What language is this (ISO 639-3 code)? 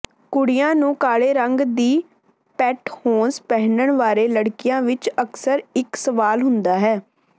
pan